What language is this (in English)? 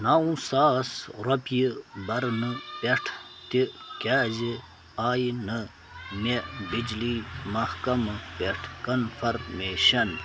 Kashmiri